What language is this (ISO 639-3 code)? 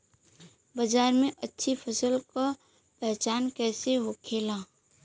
bho